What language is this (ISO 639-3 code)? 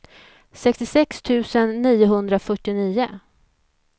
swe